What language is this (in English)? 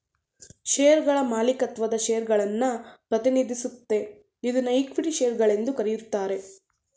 Kannada